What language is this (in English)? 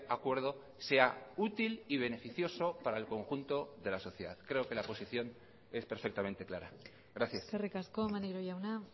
Spanish